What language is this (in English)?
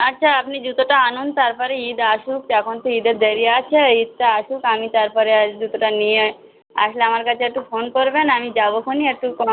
Bangla